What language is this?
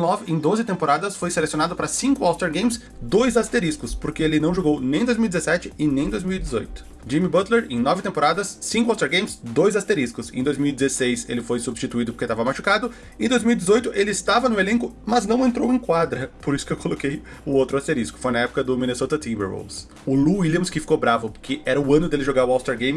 Portuguese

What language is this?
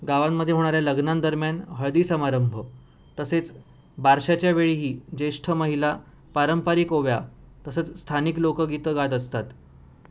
Marathi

